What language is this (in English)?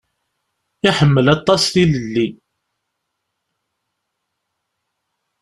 Kabyle